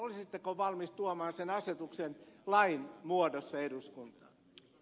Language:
Finnish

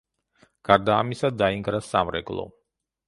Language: Georgian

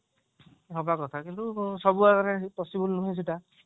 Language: Odia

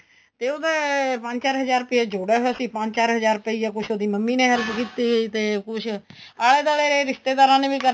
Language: Punjabi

